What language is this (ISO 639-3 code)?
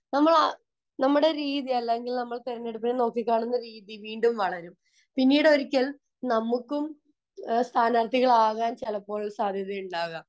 mal